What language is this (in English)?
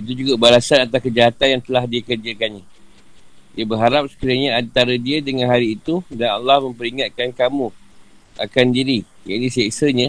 Malay